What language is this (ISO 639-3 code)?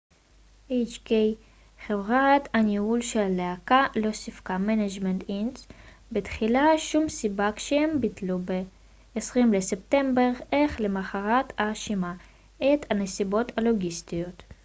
heb